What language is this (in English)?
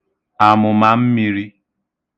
Igbo